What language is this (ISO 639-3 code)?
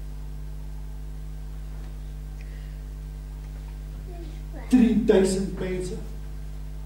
nld